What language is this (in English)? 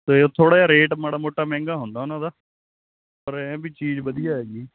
Punjabi